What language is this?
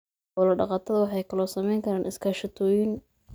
Somali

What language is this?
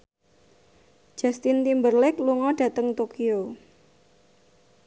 Javanese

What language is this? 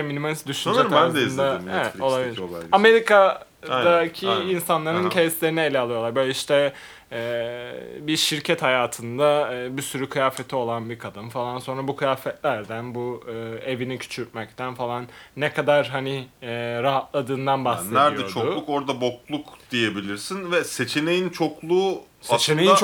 Turkish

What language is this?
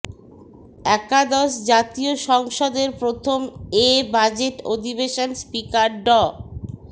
Bangla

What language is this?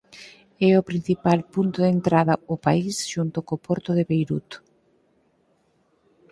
Galician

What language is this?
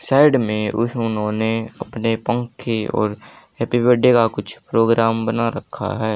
Hindi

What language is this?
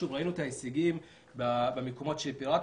Hebrew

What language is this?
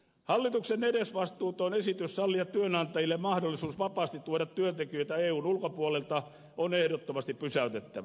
Finnish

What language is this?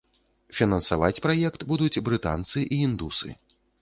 Belarusian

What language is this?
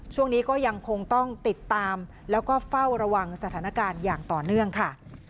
Thai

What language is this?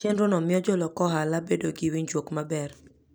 Luo (Kenya and Tanzania)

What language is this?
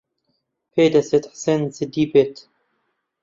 Central Kurdish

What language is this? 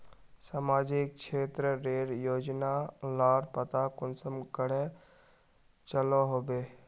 Magahi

